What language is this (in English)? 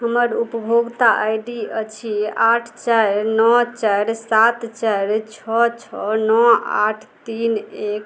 Maithili